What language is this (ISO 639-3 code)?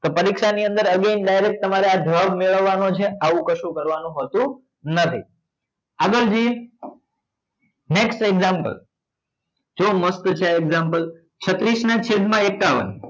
guj